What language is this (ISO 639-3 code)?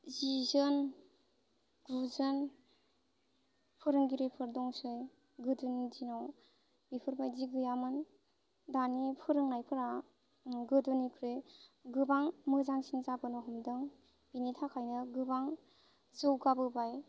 brx